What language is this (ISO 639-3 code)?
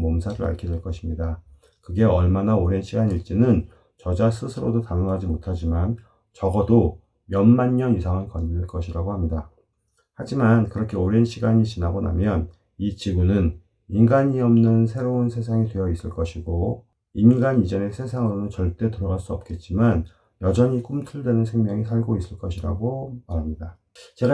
kor